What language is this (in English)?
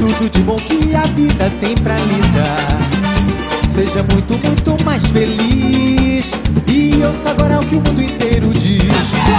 Portuguese